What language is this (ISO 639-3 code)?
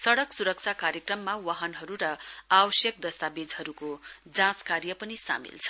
nep